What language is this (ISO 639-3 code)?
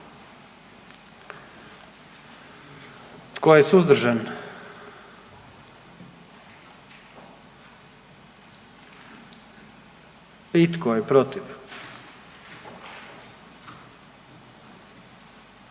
hrv